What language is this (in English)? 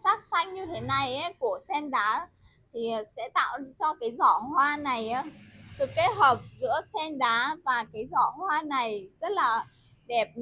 Vietnamese